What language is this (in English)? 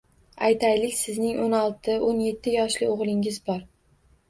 Uzbek